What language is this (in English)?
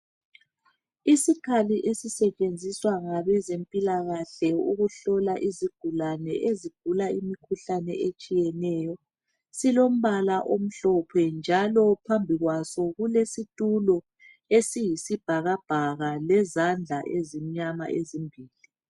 North Ndebele